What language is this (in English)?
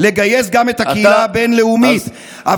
Hebrew